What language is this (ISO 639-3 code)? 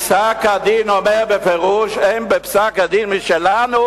heb